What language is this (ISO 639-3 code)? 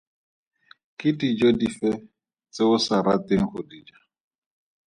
tsn